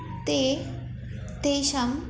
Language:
Sanskrit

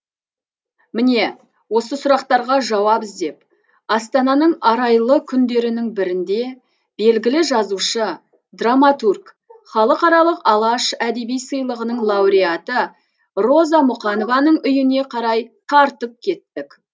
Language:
Kazakh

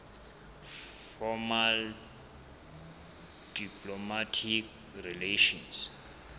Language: Southern Sotho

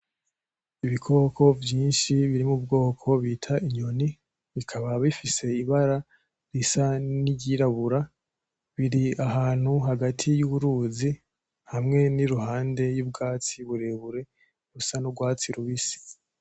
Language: Rundi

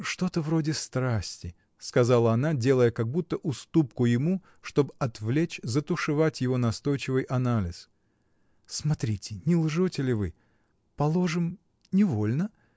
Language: Russian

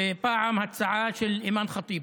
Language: Hebrew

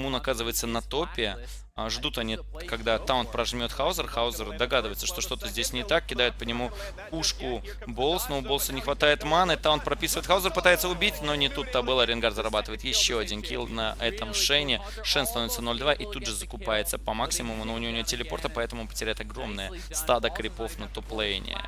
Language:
Russian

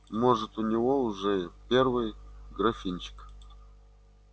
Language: Russian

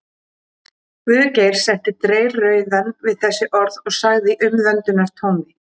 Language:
Icelandic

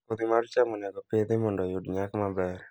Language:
Luo (Kenya and Tanzania)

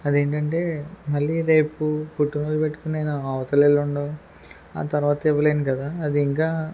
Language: Telugu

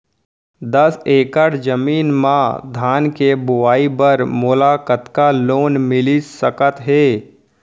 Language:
Chhattisgarhi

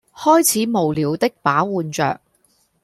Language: Cantonese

